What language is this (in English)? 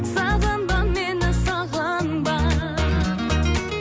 Kazakh